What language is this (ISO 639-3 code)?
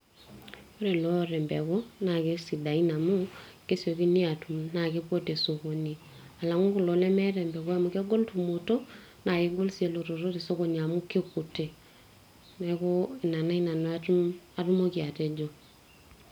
mas